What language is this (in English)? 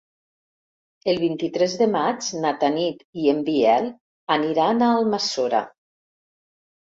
Catalan